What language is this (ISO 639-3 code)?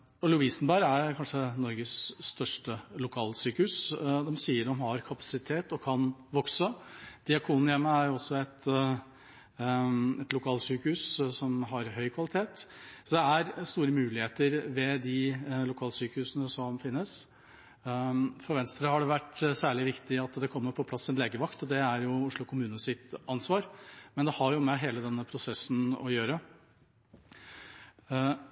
nob